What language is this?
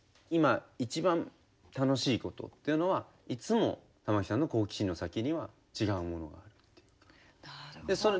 Japanese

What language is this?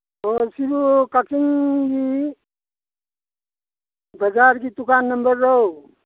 Manipuri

